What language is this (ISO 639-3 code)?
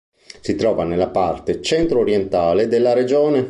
ita